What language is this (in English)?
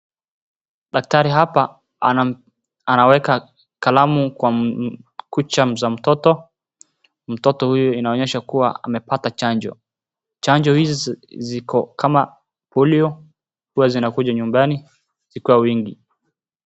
Swahili